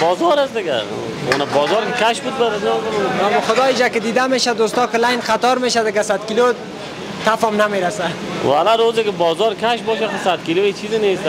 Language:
Persian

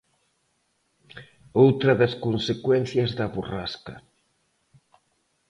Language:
Galician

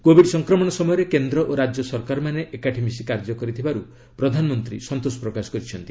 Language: Odia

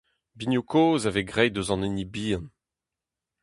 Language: Breton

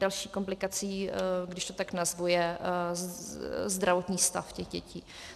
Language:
Czech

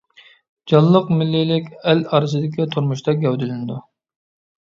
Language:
Uyghur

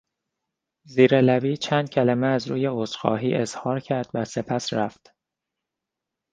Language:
Persian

